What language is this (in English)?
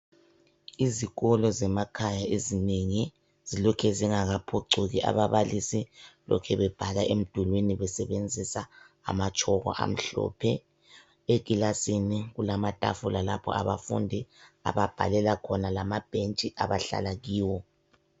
North Ndebele